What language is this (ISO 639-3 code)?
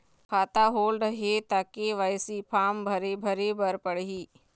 hne